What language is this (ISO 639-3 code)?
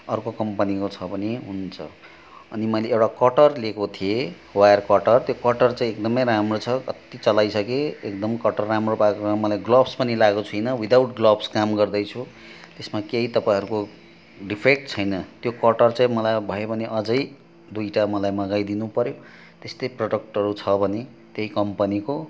nep